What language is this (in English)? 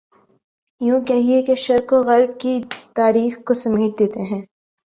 Urdu